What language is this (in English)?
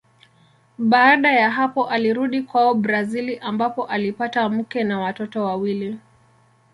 Swahili